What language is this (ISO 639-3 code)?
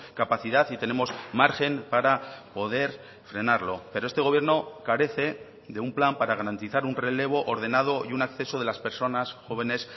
spa